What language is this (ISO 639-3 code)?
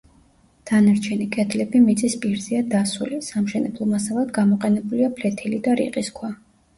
kat